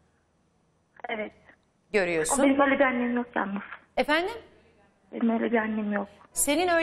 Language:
Turkish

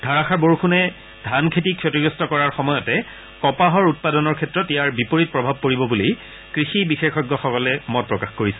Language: Assamese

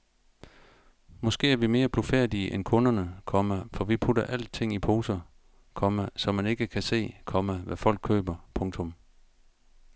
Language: Danish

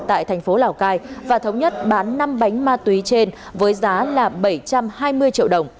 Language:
Vietnamese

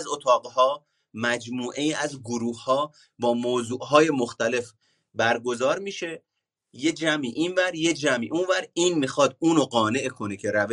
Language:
Persian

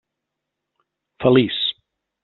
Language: Catalan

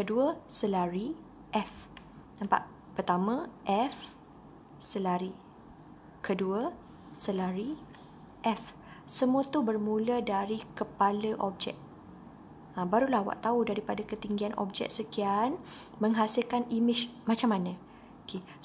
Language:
Malay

